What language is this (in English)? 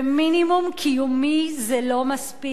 Hebrew